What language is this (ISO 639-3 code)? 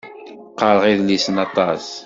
kab